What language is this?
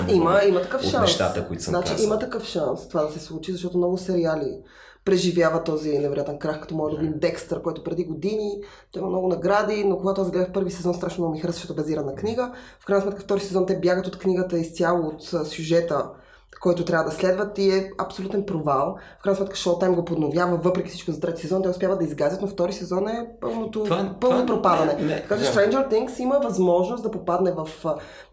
Bulgarian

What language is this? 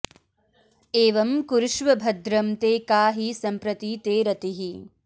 Sanskrit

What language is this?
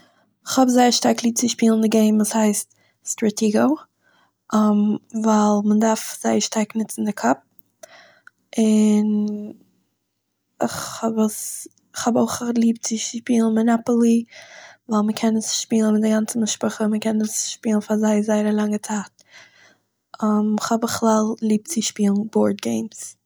Yiddish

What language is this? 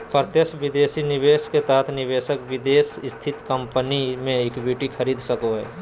Magahi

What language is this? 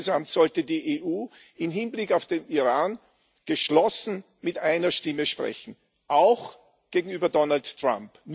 German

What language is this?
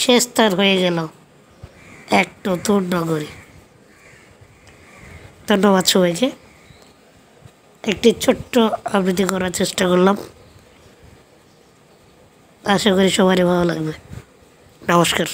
Italian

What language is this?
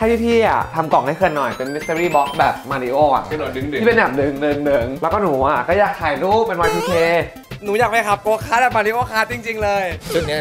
Thai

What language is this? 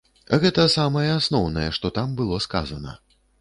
Belarusian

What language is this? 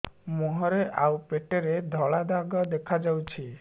Odia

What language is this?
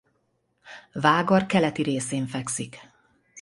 Hungarian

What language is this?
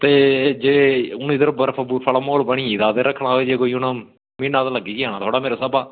Dogri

